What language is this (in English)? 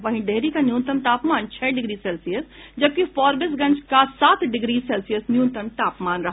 Hindi